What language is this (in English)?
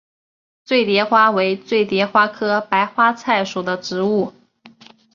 Chinese